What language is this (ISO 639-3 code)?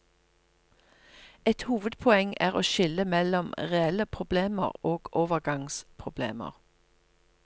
nor